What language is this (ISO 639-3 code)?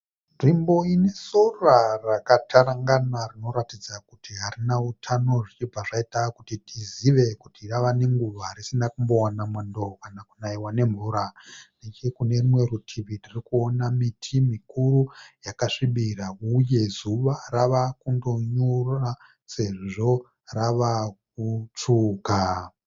sna